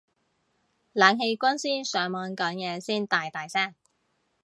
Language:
Cantonese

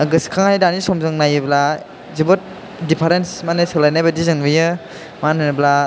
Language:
Bodo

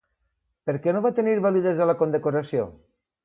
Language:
Catalan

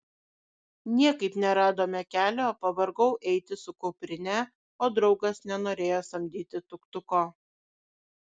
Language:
Lithuanian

